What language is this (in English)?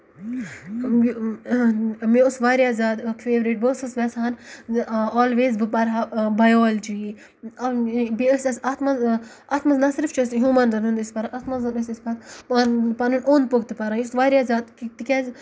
Kashmiri